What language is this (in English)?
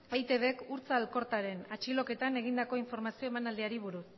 Basque